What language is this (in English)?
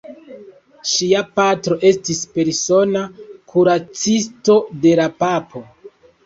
Esperanto